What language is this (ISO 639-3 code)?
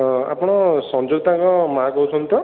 ori